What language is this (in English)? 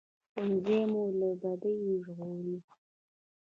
Pashto